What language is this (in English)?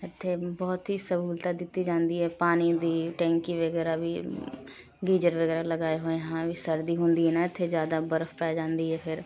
Punjabi